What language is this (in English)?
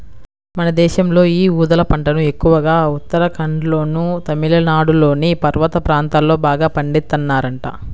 Telugu